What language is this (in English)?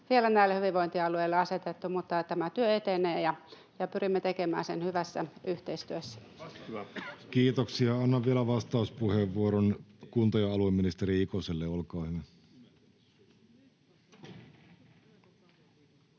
Finnish